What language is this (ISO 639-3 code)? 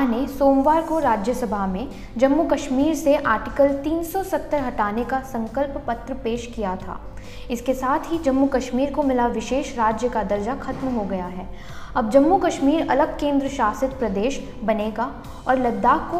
hin